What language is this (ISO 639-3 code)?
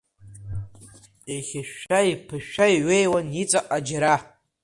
abk